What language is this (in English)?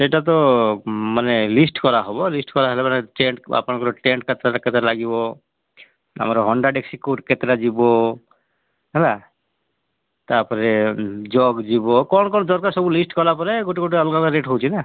Odia